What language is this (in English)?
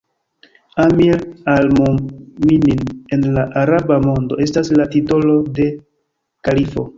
Esperanto